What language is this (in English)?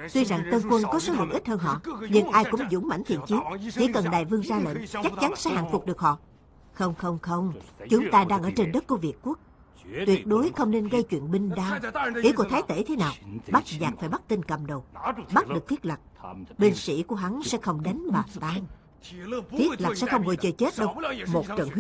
Vietnamese